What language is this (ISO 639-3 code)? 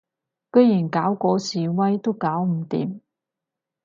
yue